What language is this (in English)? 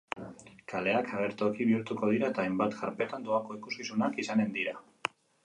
Basque